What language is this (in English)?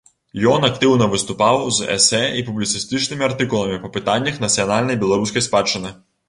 Belarusian